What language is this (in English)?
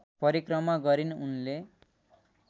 Nepali